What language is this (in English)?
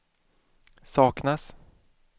Swedish